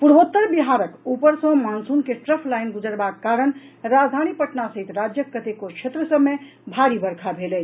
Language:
Maithili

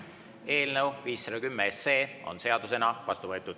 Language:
Estonian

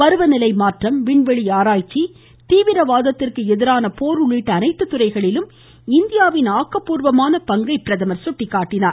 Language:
Tamil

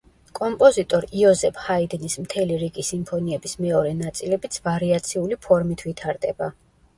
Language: Georgian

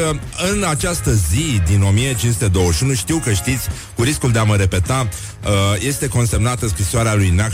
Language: Romanian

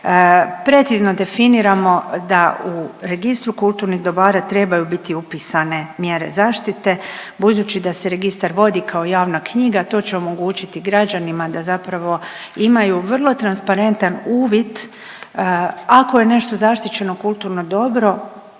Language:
Croatian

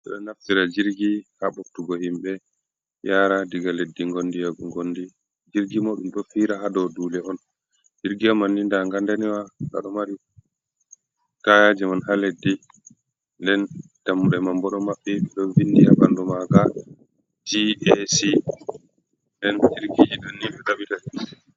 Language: Fula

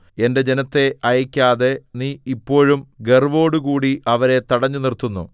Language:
Malayalam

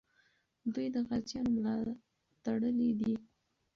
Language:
Pashto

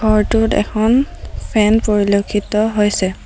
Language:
Assamese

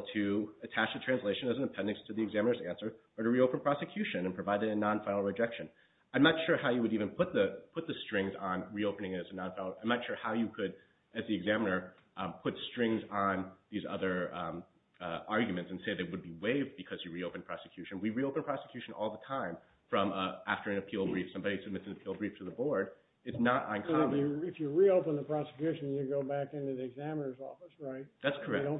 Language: English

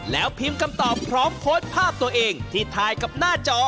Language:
Thai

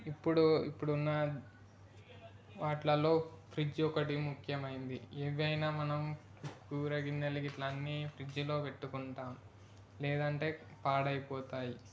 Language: Telugu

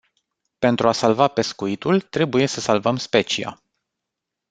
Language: Romanian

